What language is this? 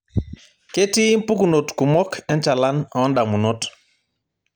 Masai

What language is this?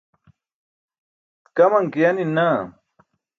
Burushaski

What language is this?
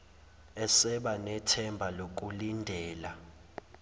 Zulu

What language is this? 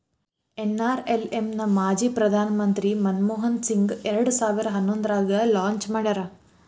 Kannada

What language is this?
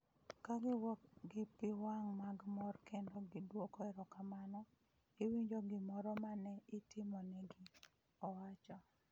Luo (Kenya and Tanzania)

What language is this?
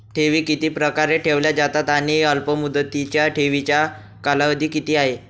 Marathi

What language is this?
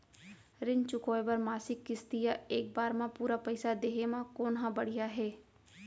Chhattisgarhi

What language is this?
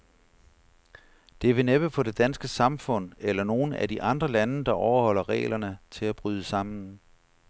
Danish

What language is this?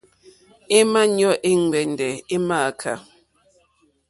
Mokpwe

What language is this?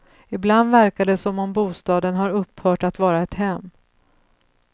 Swedish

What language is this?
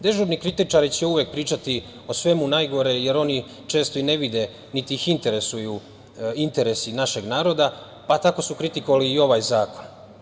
Serbian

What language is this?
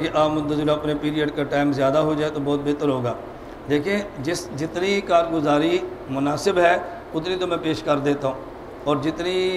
Hindi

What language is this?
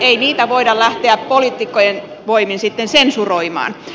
Finnish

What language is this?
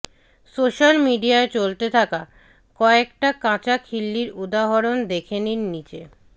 Bangla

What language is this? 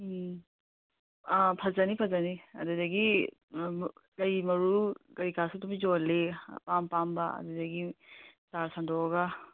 Manipuri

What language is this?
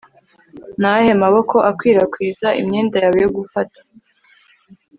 Kinyarwanda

